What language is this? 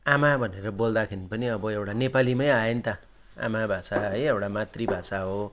Nepali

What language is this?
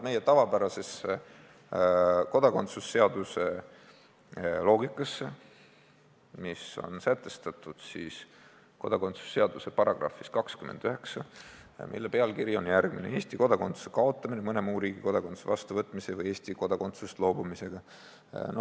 Estonian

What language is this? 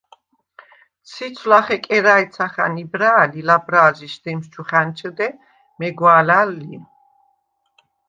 Svan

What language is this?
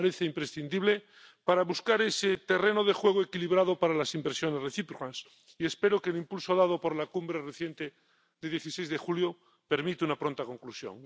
Spanish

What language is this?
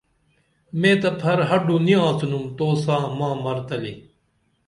Dameli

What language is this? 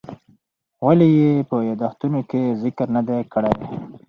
Pashto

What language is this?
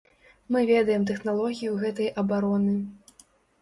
Belarusian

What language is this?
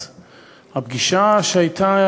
Hebrew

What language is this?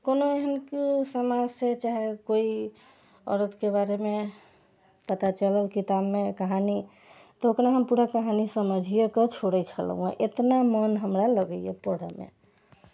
Maithili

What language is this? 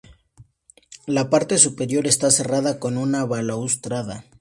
Spanish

